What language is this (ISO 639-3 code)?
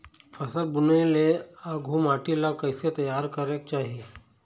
hne